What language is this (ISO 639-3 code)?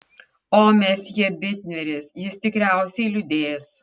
lit